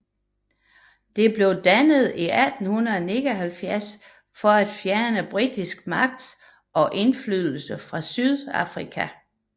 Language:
Danish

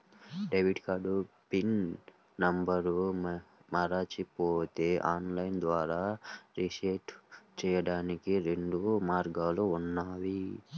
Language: Telugu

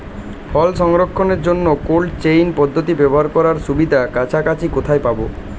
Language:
Bangla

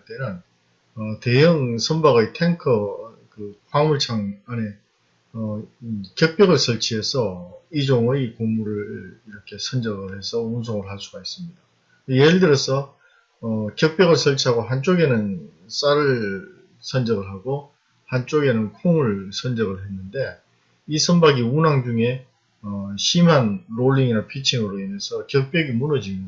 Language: Korean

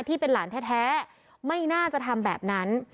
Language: Thai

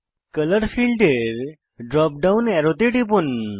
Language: Bangla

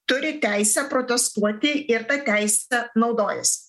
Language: Lithuanian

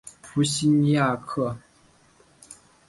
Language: Chinese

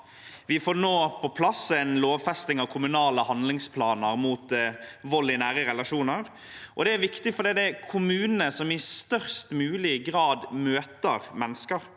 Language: Norwegian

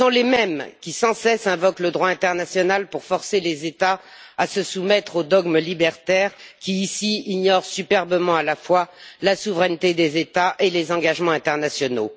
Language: French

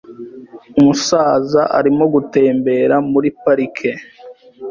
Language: Kinyarwanda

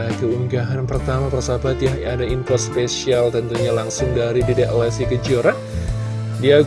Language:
Indonesian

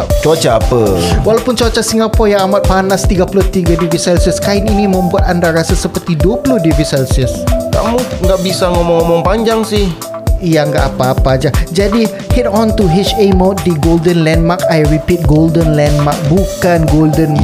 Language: Malay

